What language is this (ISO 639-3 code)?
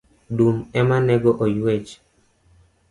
luo